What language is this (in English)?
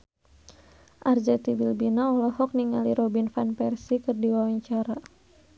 Sundanese